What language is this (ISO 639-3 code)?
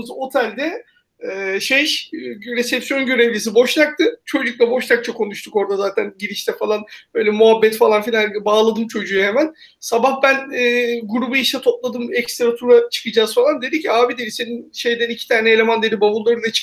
tur